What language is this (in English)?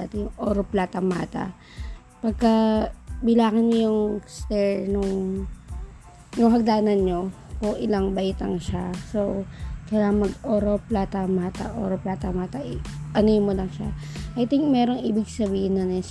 Filipino